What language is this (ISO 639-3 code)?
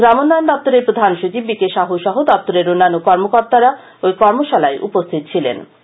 ben